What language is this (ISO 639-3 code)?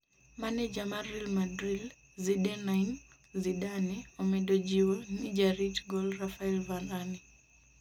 luo